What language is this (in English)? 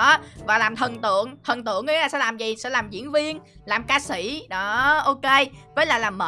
Vietnamese